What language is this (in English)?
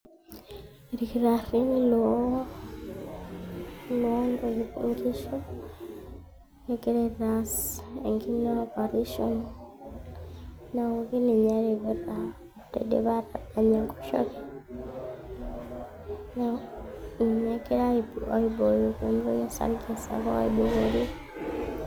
Masai